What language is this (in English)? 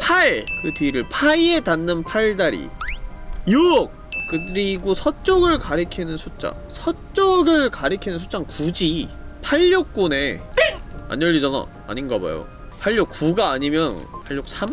Korean